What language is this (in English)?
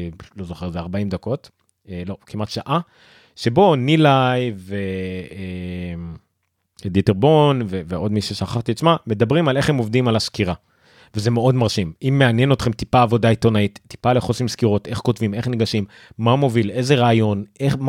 Hebrew